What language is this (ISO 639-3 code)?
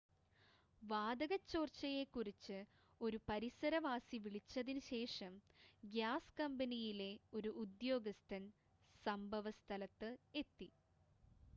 mal